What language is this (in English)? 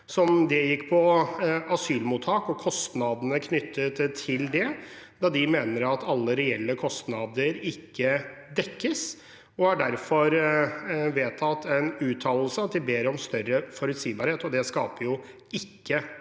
Norwegian